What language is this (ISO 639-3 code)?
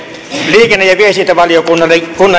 fin